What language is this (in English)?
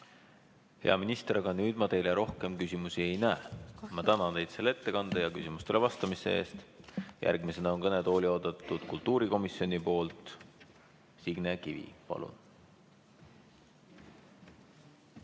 Estonian